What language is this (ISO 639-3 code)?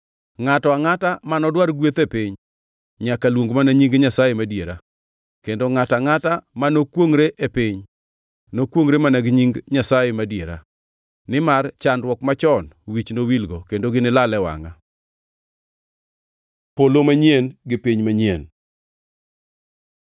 luo